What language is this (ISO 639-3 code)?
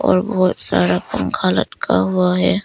hin